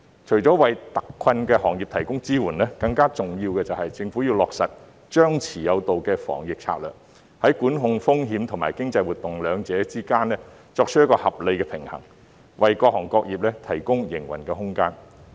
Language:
Cantonese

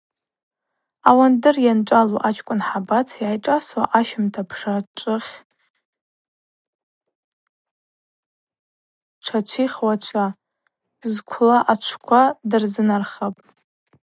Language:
Abaza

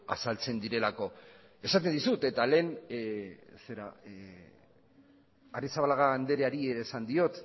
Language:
Basque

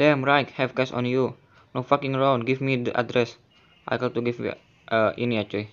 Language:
Indonesian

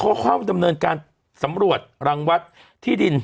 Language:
Thai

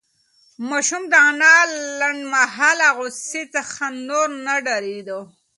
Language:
Pashto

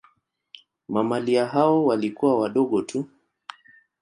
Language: Swahili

